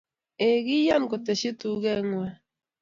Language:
Kalenjin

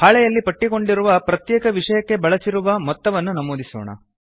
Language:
Kannada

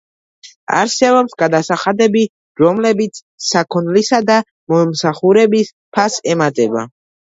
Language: Georgian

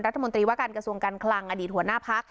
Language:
Thai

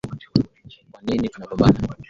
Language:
Swahili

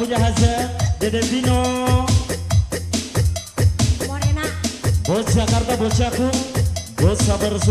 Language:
Arabic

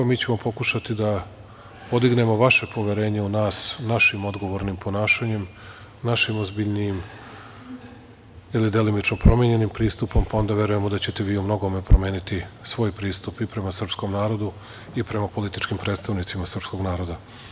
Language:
Serbian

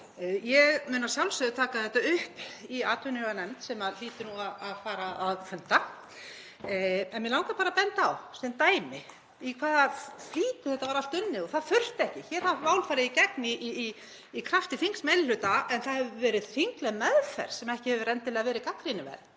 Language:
Icelandic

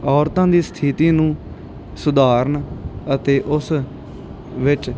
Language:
Punjabi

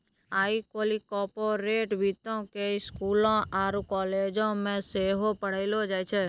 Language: Maithili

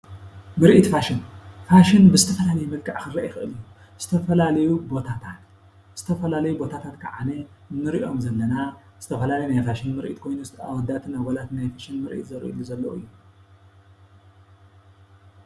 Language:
Tigrinya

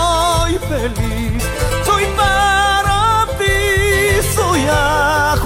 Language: Spanish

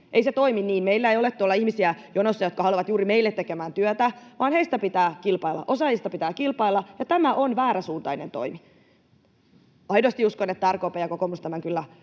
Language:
Finnish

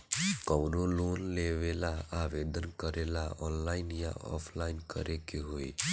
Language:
Bhojpuri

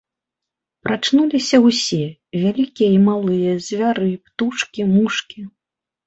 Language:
Belarusian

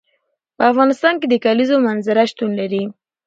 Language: Pashto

